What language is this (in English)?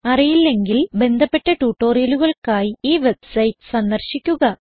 Malayalam